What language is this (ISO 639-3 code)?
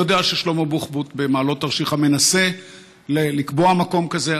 heb